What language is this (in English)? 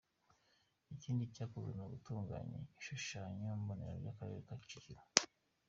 Kinyarwanda